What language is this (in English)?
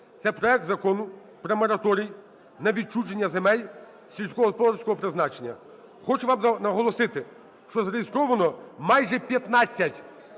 Ukrainian